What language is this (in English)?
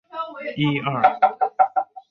Chinese